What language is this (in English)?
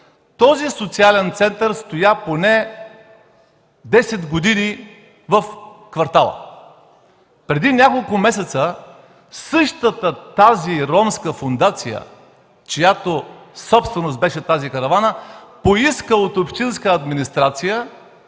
Bulgarian